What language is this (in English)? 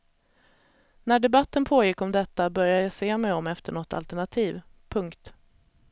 Swedish